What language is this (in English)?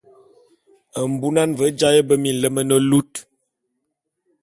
Bulu